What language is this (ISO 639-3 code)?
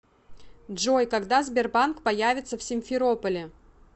rus